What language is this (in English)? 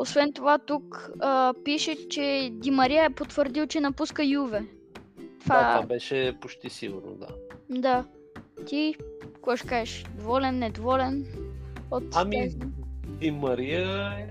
Bulgarian